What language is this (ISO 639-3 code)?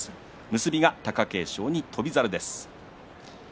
jpn